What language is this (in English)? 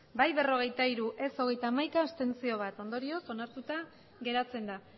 Basque